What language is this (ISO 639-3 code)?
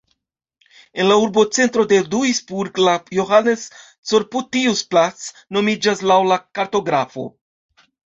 epo